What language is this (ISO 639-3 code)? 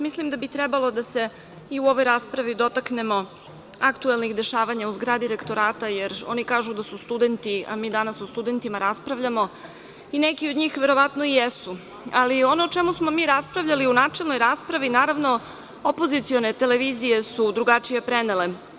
srp